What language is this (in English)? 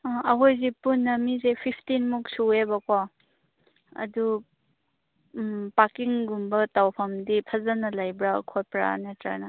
Manipuri